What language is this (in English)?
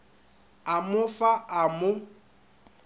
Northern Sotho